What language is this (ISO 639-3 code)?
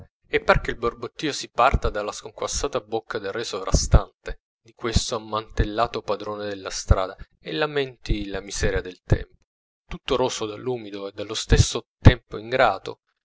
ita